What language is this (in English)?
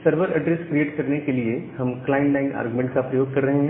Hindi